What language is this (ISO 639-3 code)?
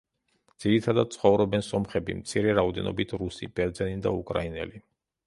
kat